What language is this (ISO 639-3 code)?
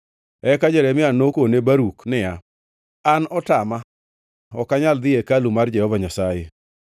luo